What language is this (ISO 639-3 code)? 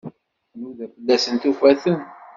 kab